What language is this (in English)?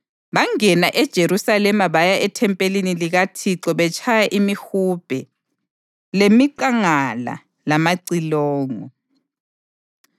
North Ndebele